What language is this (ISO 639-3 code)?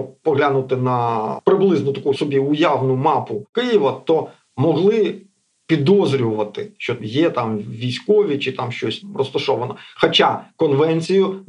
ukr